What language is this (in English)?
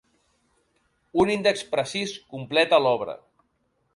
Catalan